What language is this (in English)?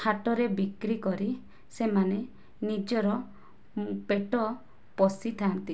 Odia